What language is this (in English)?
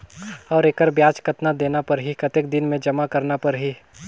Chhattisgarhi